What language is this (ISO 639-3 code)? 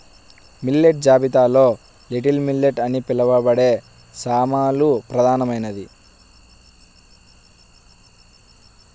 tel